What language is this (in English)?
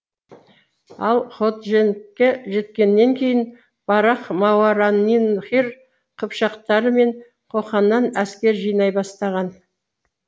Kazakh